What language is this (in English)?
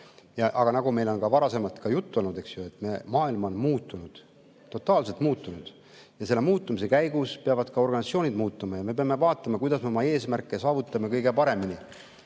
Estonian